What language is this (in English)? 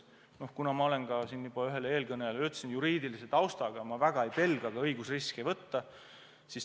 Estonian